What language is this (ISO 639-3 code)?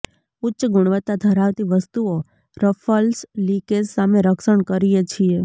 guj